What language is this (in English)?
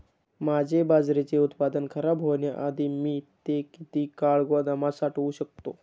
Marathi